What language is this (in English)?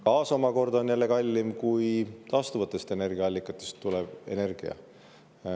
Estonian